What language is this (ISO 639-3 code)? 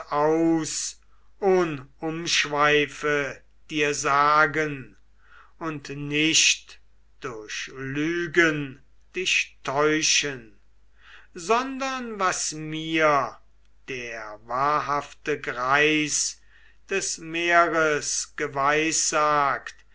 deu